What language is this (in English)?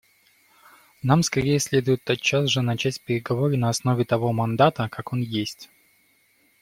Russian